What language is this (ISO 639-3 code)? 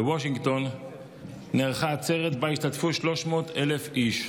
heb